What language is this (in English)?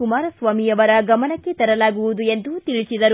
Kannada